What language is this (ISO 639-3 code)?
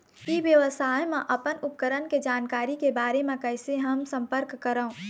hne